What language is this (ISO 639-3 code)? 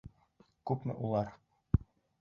bak